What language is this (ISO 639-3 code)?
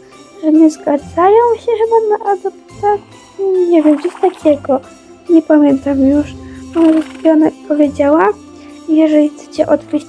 pol